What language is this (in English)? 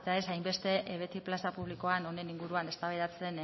Basque